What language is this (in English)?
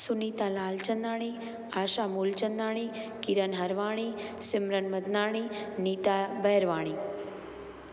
Sindhi